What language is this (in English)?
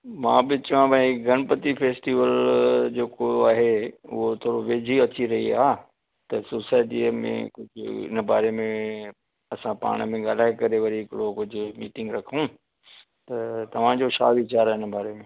Sindhi